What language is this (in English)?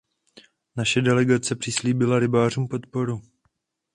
Czech